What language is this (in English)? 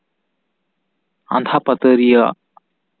Santali